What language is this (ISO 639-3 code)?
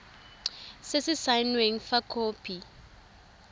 tsn